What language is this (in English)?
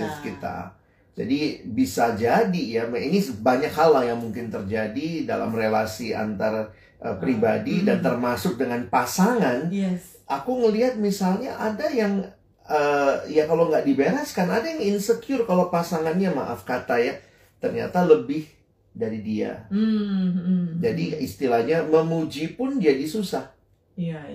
Indonesian